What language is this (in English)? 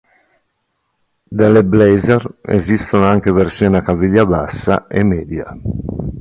Italian